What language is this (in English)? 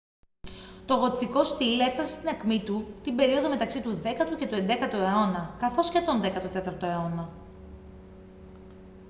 Greek